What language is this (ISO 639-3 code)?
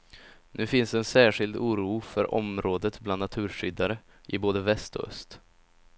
swe